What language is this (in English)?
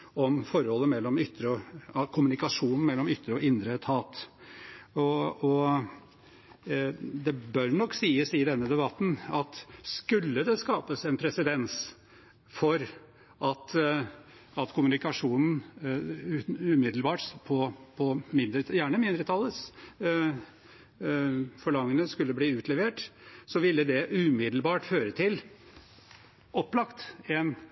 Norwegian Bokmål